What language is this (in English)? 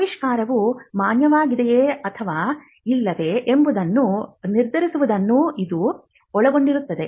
Kannada